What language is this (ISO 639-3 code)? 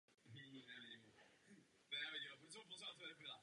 ces